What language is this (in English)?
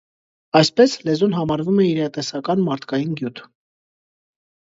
Armenian